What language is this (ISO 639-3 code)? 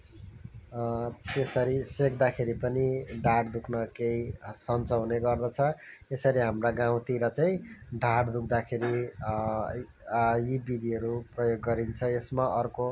nep